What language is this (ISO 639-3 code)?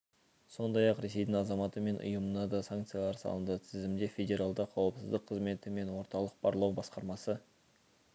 kaz